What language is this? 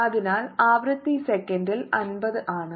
Malayalam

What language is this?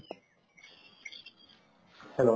Assamese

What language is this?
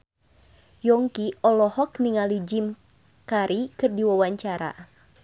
Sundanese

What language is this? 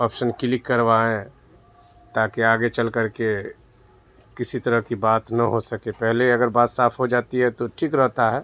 Urdu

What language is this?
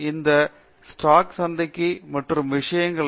Tamil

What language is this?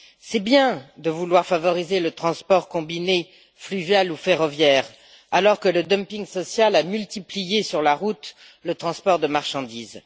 French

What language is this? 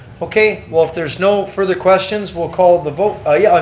English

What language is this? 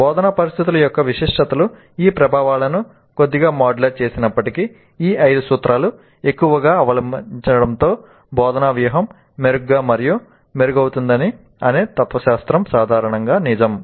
Telugu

